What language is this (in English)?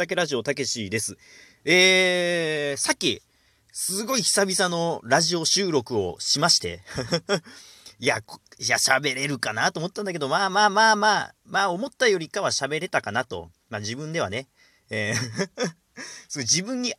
Japanese